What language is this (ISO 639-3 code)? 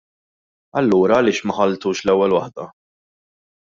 mlt